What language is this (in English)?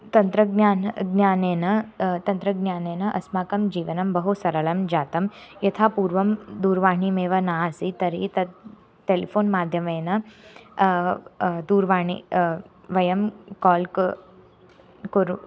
Sanskrit